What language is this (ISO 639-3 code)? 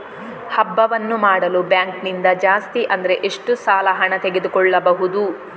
kan